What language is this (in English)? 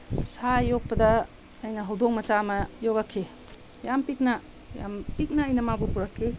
Manipuri